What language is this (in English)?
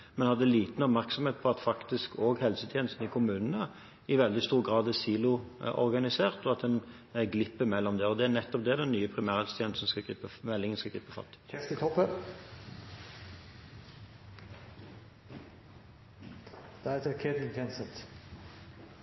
Norwegian Bokmål